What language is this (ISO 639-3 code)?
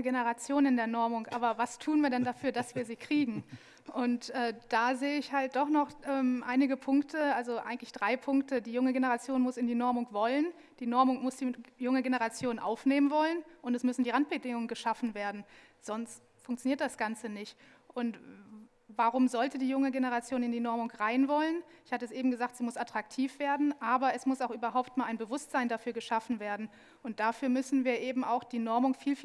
deu